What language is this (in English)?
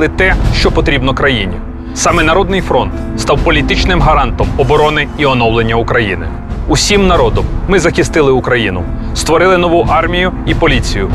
Ukrainian